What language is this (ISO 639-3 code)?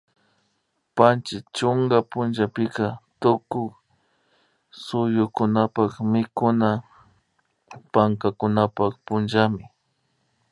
qvi